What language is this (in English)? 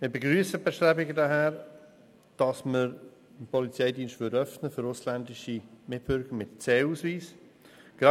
Swiss German